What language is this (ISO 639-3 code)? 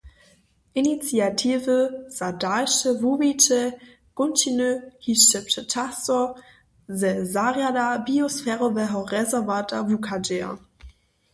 hsb